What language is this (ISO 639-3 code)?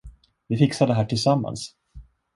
swe